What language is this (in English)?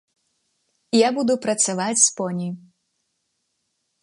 Belarusian